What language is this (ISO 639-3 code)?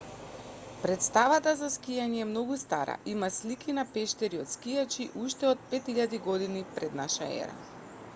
mkd